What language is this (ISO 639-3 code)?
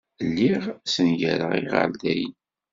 kab